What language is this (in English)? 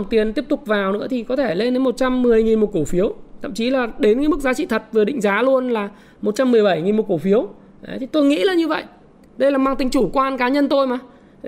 Vietnamese